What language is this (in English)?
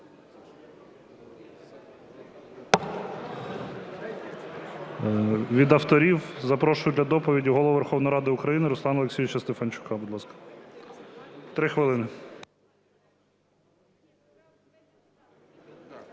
Ukrainian